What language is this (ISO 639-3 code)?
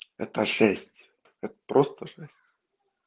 rus